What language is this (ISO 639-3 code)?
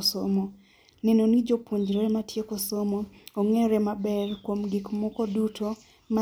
luo